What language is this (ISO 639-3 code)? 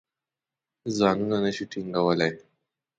pus